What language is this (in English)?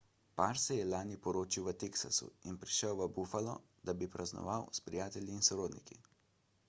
Slovenian